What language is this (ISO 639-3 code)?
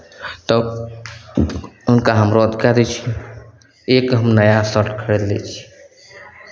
mai